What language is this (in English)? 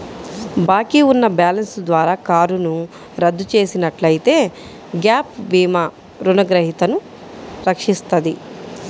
Telugu